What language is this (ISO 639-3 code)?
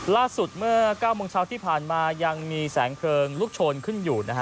tha